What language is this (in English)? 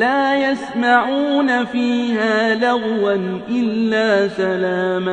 Arabic